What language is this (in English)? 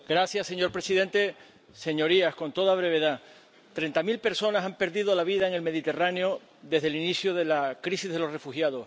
Spanish